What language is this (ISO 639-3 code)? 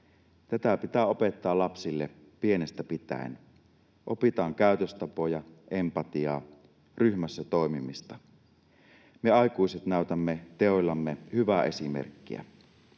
fin